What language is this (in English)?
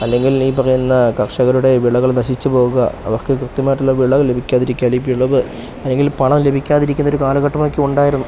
Malayalam